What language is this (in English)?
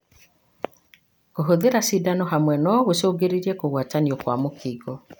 Kikuyu